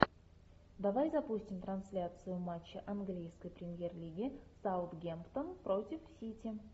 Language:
Russian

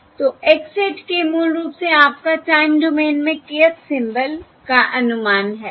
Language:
Hindi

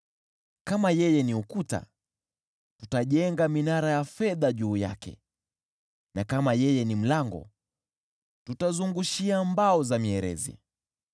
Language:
Swahili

